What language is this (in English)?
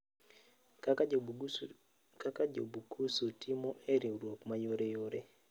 Luo (Kenya and Tanzania)